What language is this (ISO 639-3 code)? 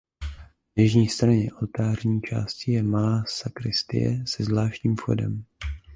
ces